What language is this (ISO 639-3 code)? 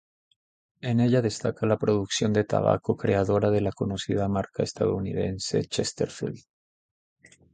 spa